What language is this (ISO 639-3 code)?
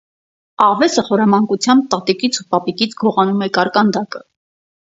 hye